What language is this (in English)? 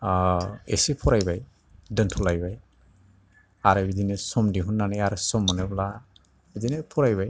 Bodo